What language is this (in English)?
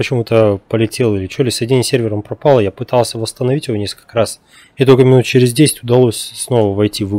Russian